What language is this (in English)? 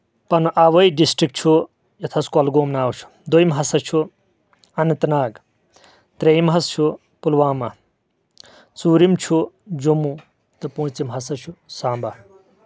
Kashmiri